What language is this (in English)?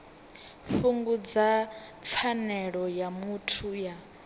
Venda